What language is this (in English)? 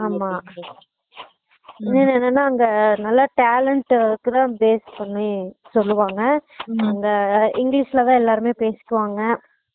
Tamil